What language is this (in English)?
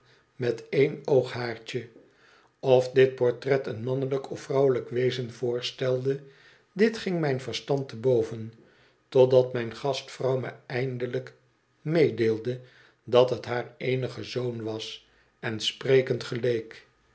Dutch